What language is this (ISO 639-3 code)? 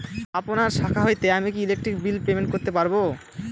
ben